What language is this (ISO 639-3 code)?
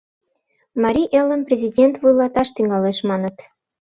chm